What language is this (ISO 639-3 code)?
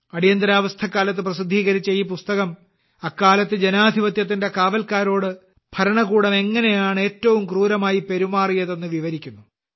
mal